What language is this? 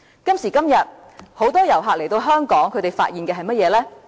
Cantonese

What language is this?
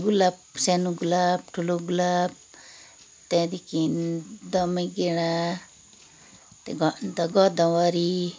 Nepali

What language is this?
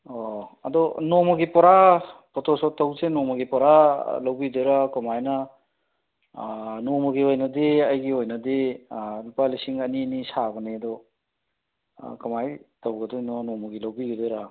Manipuri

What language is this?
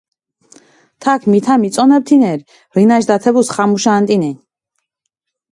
Mingrelian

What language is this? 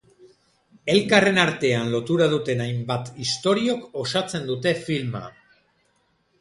Basque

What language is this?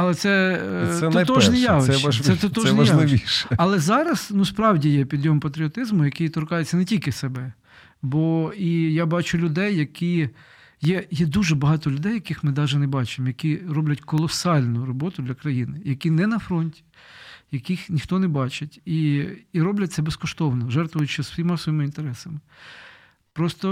Ukrainian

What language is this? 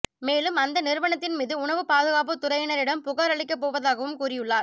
Tamil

